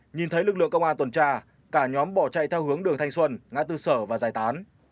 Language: Vietnamese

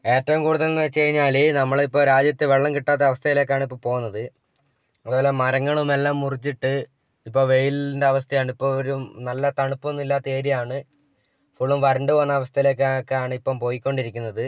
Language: Malayalam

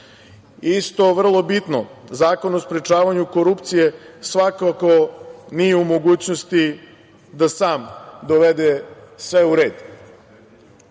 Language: Serbian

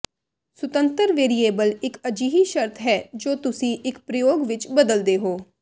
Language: Punjabi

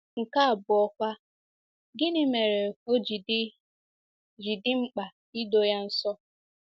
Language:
Igbo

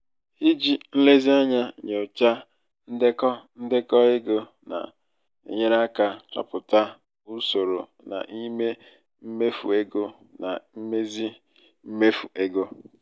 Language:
Igbo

